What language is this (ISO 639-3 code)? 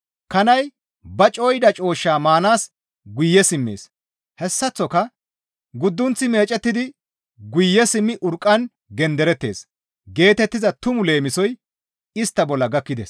gmv